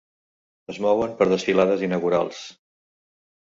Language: Catalan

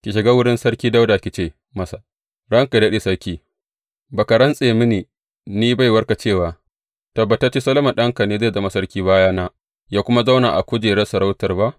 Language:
Hausa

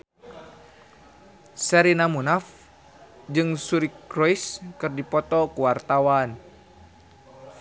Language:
Sundanese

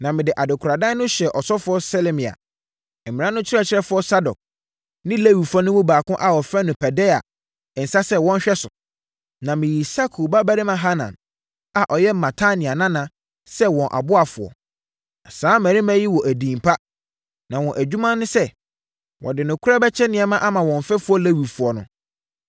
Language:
Akan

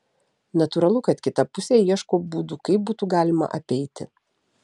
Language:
Lithuanian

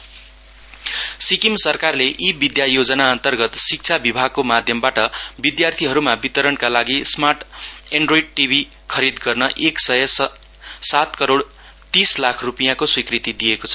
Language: Nepali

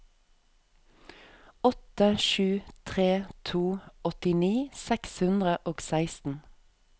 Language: Norwegian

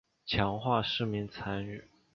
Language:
Chinese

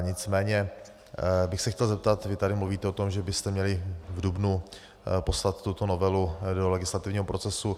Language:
Czech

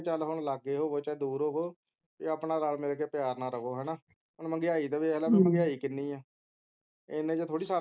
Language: Punjabi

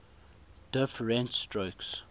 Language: English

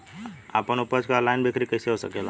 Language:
Bhojpuri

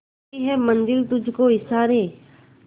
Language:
Hindi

